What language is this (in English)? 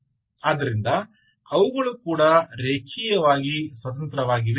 Kannada